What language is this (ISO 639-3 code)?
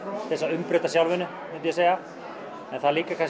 isl